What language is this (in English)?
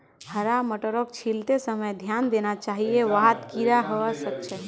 Magahi